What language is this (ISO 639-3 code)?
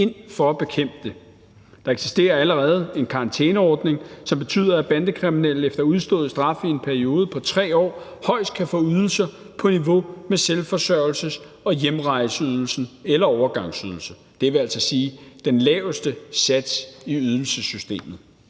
dan